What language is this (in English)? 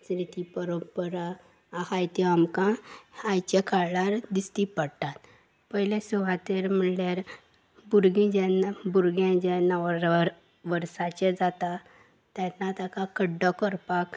Konkani